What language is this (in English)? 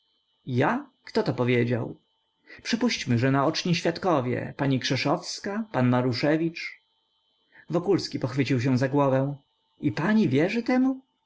Polish